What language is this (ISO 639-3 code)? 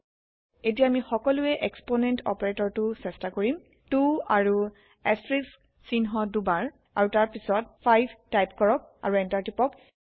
asm